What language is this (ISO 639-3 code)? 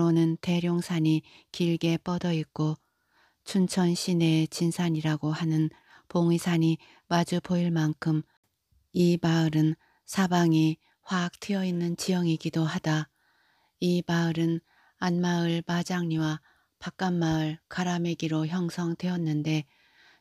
kor